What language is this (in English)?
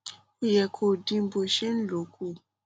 Yoruba